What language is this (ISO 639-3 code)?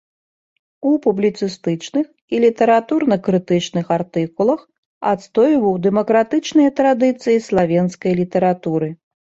bel